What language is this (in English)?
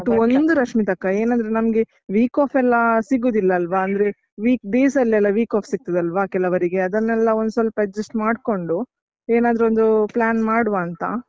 Kannada